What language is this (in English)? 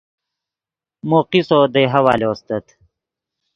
Yidgha